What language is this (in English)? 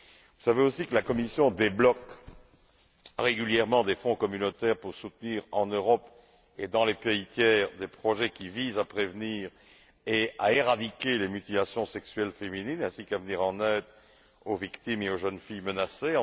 French